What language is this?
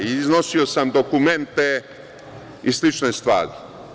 Serbian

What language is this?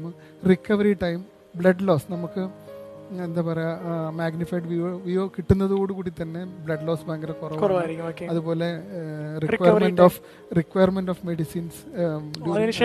Malayalam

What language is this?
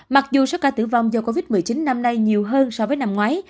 Vietnamese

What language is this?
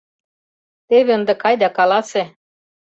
Mari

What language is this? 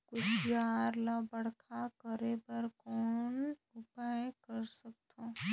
Chhattisgarhi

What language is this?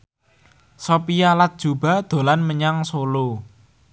Javanese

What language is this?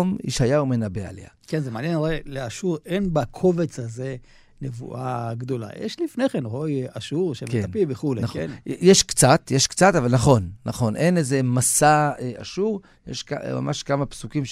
Hebrew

